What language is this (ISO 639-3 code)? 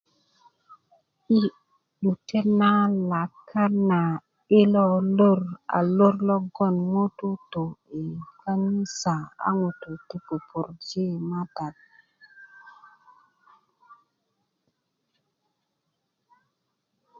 ukv